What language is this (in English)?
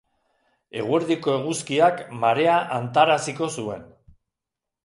Basque